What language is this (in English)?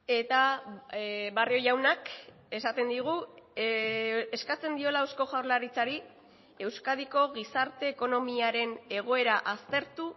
Basque